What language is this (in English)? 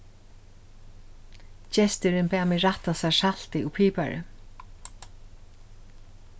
Faroese